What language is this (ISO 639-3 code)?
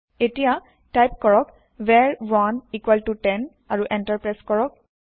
asm